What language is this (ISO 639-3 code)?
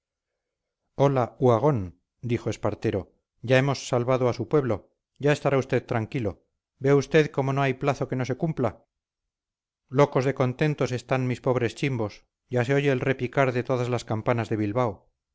spa